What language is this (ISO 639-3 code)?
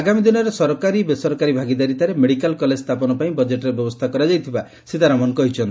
ori